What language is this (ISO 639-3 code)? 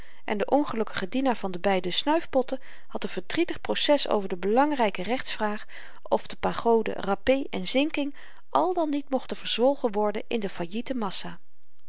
nld